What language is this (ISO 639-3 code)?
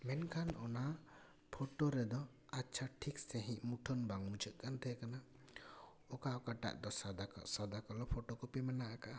sat